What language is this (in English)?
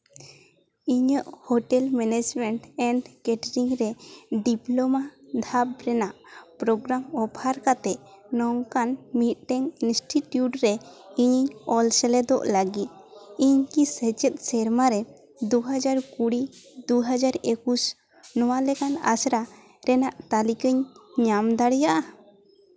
Santali